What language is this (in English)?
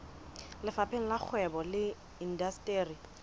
Southern Sotho